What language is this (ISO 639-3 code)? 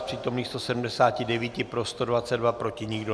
ces